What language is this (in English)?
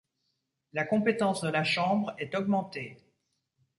French